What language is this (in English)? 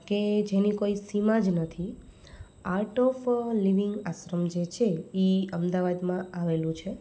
Gujarati